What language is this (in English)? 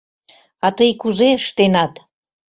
Mari